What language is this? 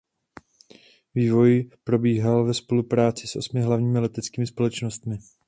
Czech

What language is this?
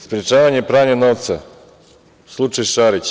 Serbian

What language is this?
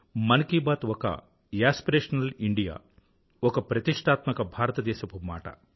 Telugu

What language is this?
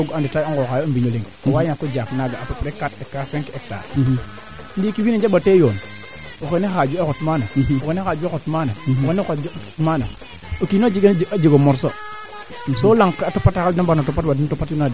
Serer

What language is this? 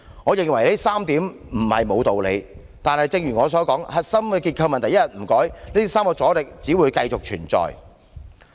Cantonese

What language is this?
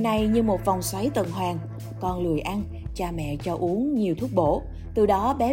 Vietnamese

